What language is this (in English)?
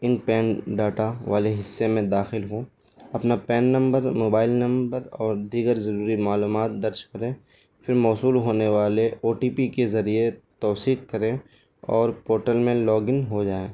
Urdu